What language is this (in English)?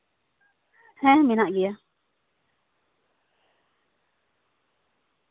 Santali